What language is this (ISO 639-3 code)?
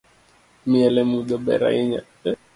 luo